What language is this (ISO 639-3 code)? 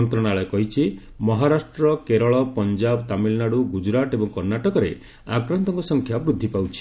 ori